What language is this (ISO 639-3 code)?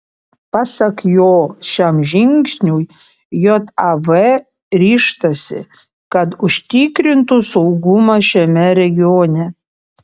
lit